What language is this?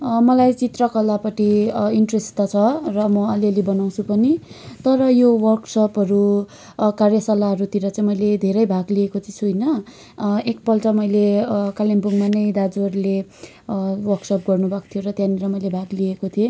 Nepali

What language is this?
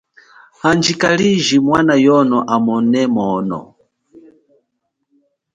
Chokwe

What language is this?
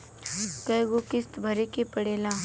Bhojpuri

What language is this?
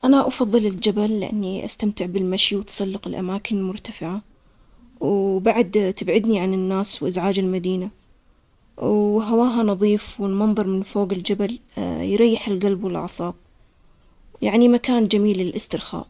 Omani Arabic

